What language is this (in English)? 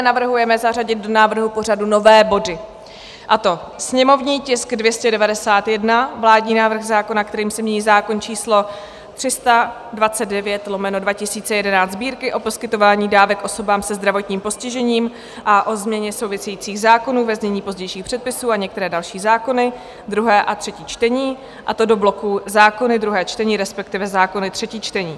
Czech